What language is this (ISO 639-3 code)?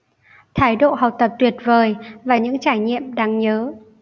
vie